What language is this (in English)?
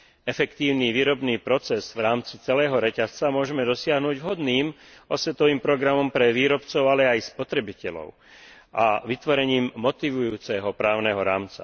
Slovak